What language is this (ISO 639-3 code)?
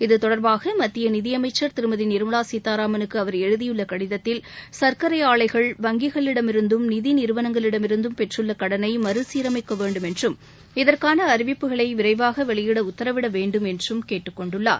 tam